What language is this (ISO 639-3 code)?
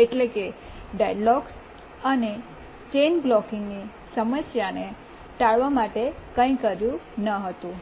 guj